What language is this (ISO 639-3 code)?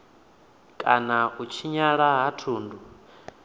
ven